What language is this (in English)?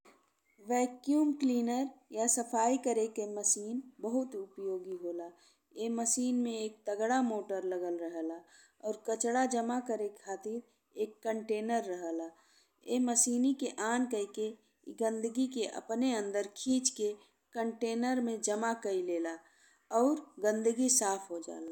Bhojpuri